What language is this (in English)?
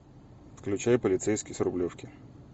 Russian